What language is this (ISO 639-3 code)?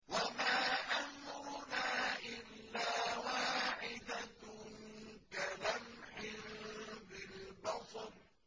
ara